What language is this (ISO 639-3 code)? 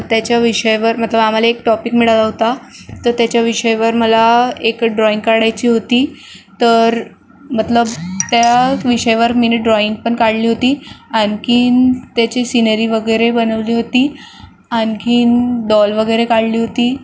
mar